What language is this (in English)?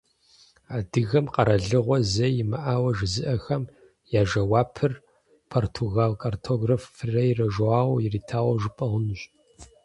Kabardian